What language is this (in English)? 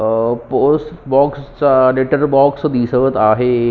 Marathi